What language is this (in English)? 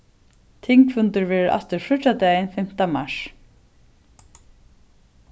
Faroese